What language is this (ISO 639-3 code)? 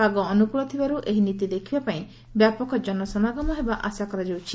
ori